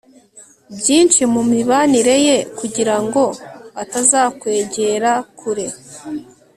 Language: Kinyarwanda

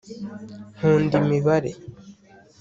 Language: Kinyarwanda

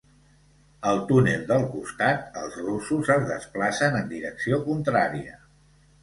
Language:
Catalan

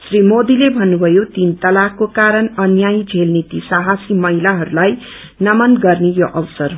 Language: Nepali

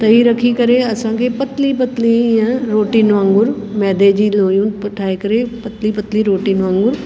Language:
Sindhi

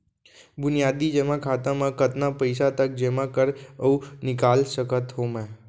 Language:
Chhattisgarhi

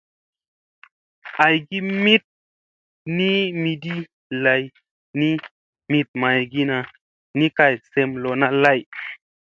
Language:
Musey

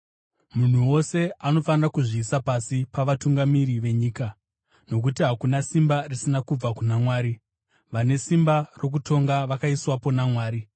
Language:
Shona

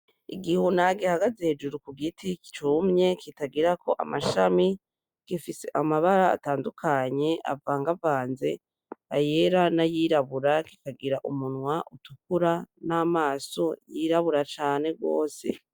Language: Rundi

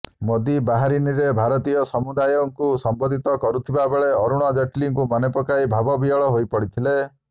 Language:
Odia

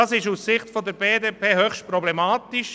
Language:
Swiss German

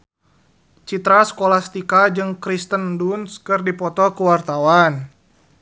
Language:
Sundanese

